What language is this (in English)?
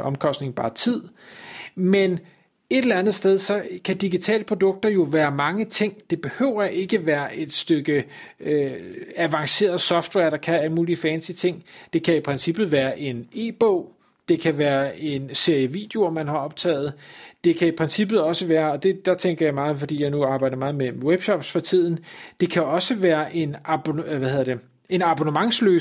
Danish